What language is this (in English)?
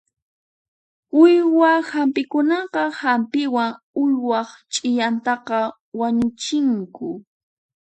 Puno Quechua